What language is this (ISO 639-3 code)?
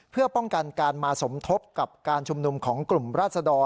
tha